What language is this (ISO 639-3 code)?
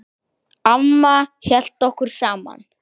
isl